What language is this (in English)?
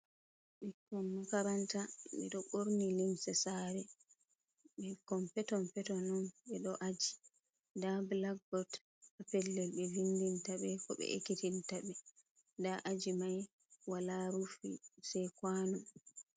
Fula